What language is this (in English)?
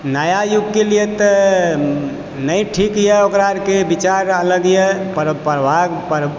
Maithili